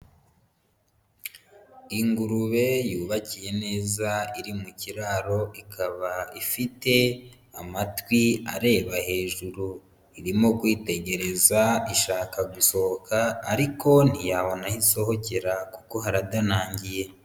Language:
Kinyarwanda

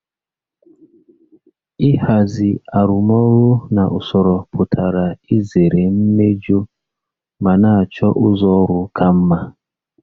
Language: Igbo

